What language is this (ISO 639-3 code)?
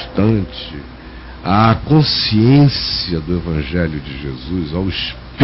por